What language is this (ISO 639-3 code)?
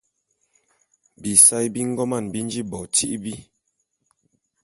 bum